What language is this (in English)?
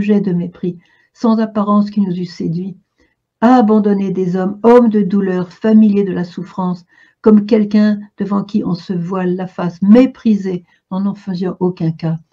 French